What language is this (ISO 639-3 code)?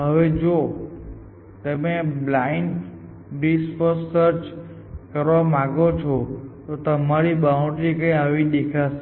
guj